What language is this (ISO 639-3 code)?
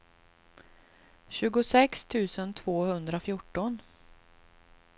swe